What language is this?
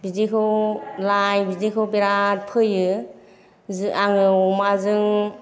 Bodo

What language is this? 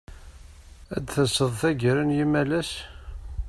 Kabyle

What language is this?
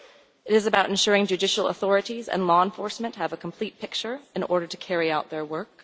English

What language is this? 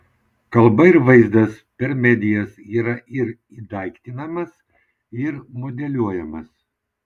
Lithuanian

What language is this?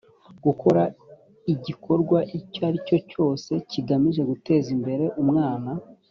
Kinyarwanda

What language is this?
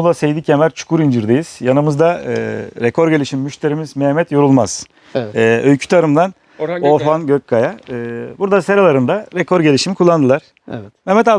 Turkish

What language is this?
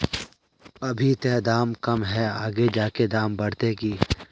Magahi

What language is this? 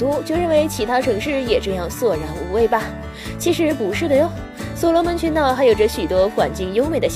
Chinese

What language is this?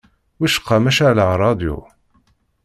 Kabyle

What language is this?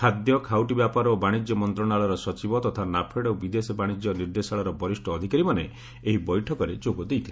Odia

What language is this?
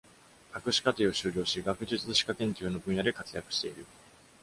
Japanese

